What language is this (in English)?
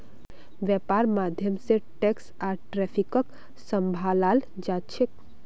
Magahi